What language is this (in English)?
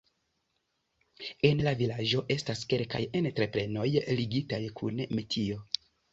Esperanto